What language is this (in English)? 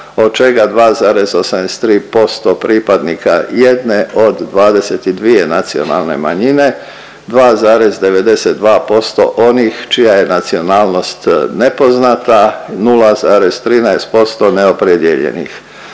Croatian